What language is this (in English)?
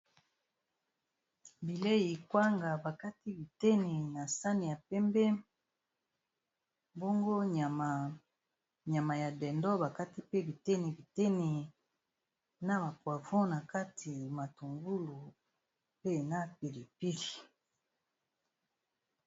Lingala